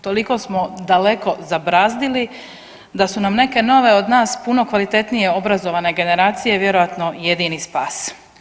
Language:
Croatian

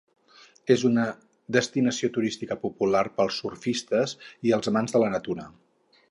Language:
Catalan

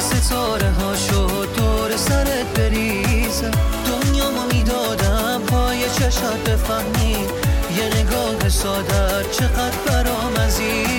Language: Persian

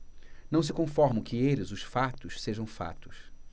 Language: Portuguese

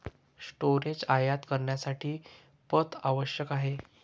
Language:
Marathi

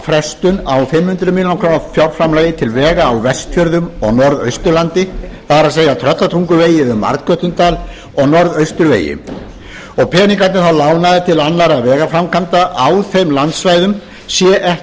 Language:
Icelandic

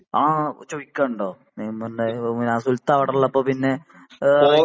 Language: Malayalam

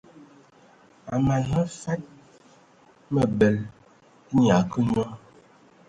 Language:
Ewondo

